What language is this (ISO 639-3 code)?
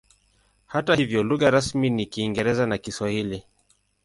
swa